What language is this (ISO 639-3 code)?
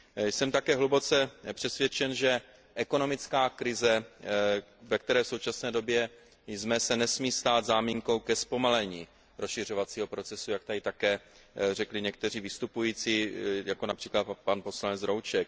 ces